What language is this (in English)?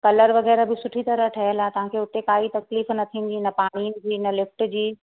Sindhi